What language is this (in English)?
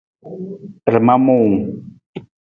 Nawdm